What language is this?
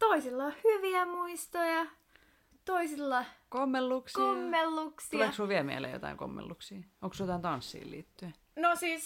Finnish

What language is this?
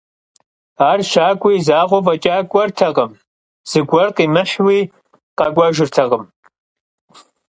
Kabardian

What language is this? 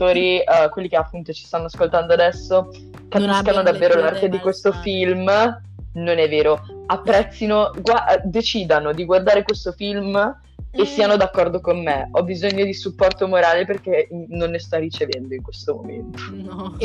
Italian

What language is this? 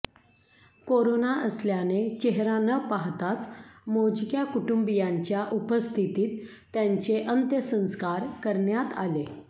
Marathi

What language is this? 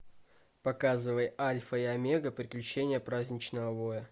Russian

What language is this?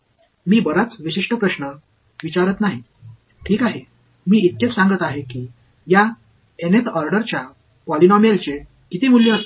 Marathi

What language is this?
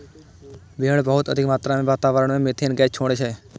Maithili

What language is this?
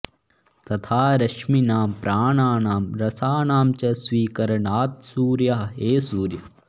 Sanskrit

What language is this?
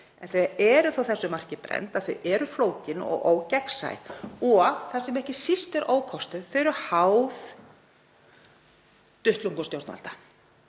Icelandic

